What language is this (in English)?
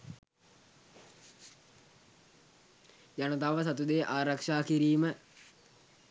Sinhala